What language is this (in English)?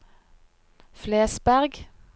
Norwegian